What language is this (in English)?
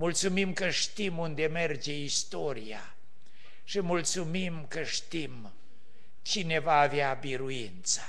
Romanian